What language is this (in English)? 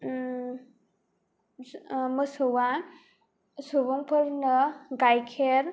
Bodo